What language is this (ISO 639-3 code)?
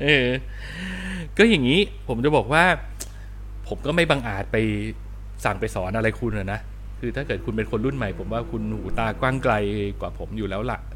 tha